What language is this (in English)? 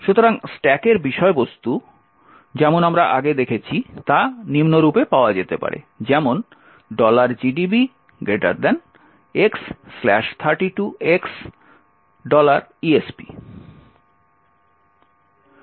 Bangla